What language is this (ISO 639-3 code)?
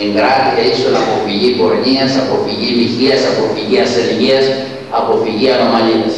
ell